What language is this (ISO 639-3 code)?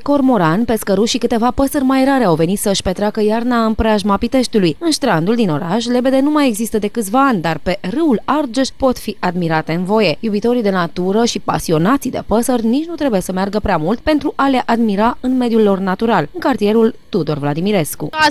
ron